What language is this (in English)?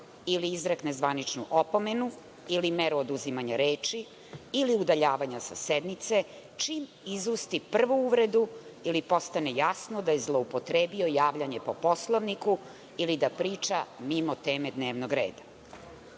Serbian